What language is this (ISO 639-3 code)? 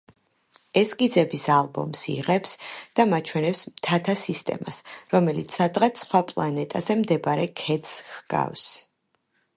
kat